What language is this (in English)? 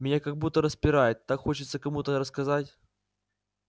Russian